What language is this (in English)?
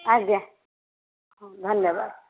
Odia